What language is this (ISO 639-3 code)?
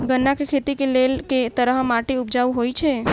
mai